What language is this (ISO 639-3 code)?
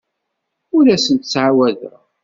kab